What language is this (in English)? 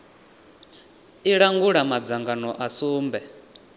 Venda